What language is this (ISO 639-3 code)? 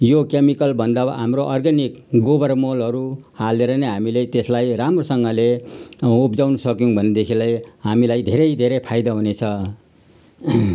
nep